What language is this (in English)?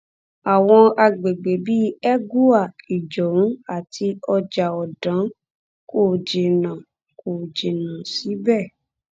Yoruba